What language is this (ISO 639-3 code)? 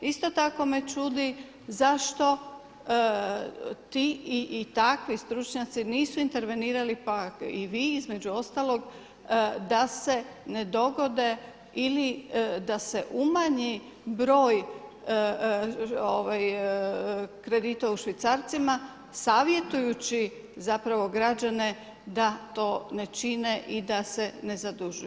hrv